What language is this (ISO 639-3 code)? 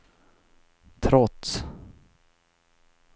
swe